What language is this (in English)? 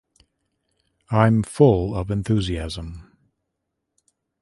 English